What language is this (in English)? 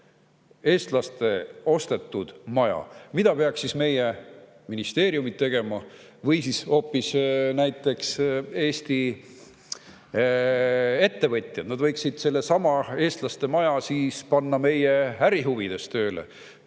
Estonian